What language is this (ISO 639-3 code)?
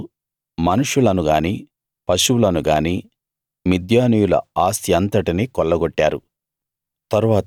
tel